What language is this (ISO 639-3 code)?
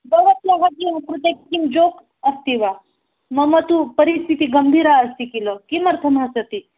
san